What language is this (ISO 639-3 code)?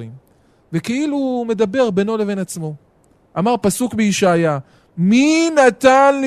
heb